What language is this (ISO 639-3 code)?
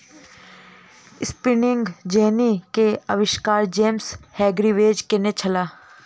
mai